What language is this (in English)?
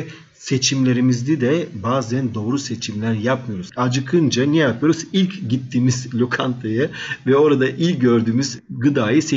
Turkish